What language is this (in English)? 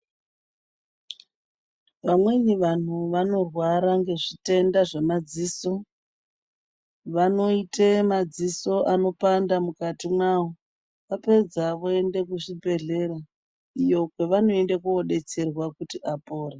Ndau